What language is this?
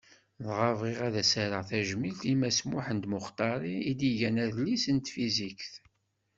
Kabyle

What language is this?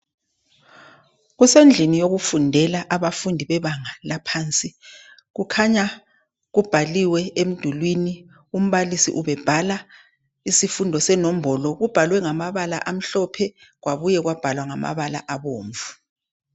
North Ndebele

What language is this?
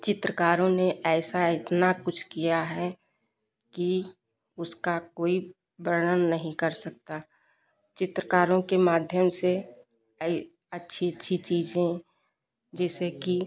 Hindi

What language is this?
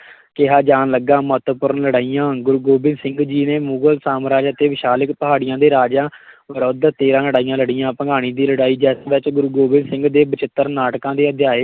Punjabi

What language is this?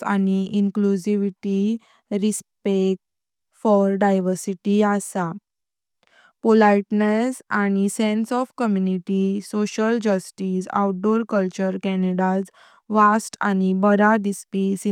Konkani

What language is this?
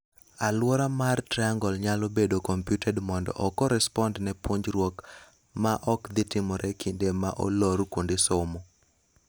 Luo (Kenya and Tanzania)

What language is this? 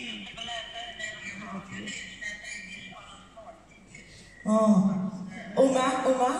Dutch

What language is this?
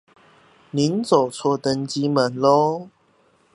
Chinese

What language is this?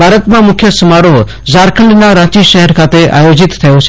Gujarati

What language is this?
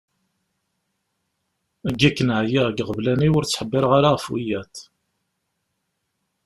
Kabyle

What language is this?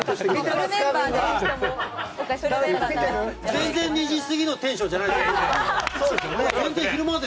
Japanese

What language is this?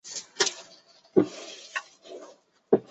Chinese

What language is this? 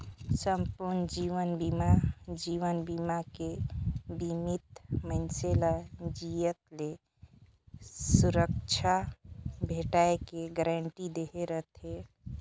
Chhattisgarhi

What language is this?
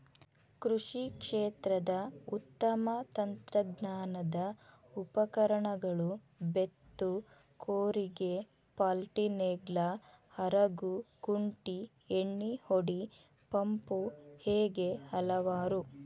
Kannada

